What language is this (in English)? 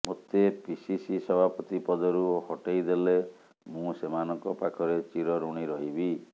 Odia